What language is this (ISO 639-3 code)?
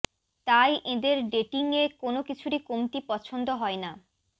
ben